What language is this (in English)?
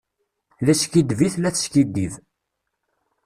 Kabyle